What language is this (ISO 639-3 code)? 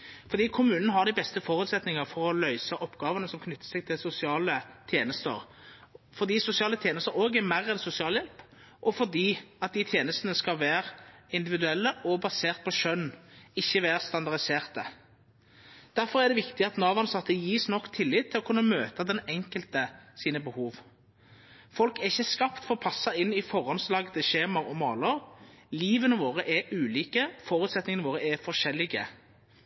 nno